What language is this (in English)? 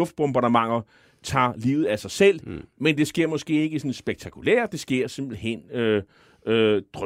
Danish